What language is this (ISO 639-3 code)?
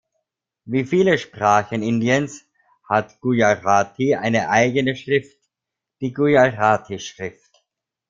deu